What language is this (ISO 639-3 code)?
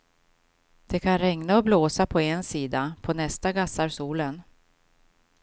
swe